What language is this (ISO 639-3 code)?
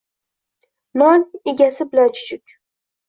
uzb